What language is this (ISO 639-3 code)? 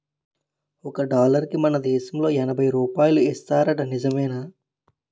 tel